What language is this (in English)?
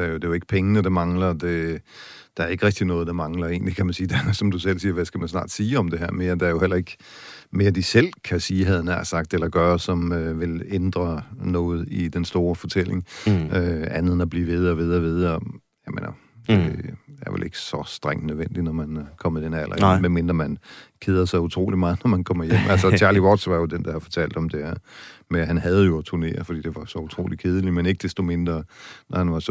Danish